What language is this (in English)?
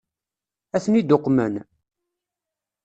Kabyle